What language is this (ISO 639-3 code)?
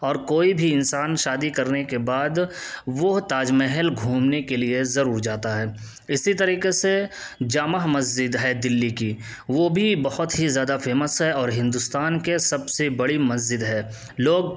urd